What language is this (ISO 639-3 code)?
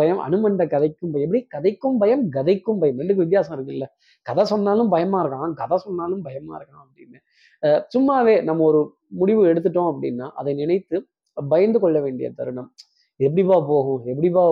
tam